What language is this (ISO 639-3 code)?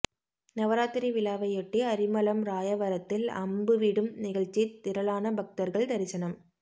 tam